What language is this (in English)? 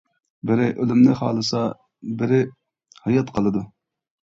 Uyghur